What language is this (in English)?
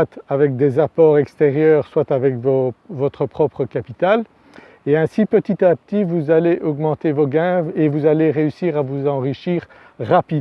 French